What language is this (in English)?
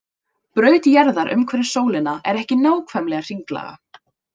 Icelandic